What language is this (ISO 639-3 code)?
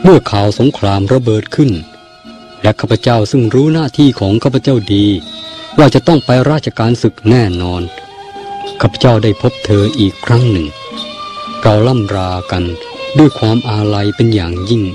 tha